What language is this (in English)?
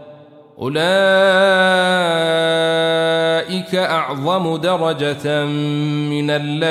Arabic